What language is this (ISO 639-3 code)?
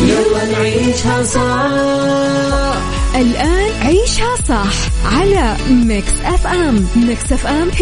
ara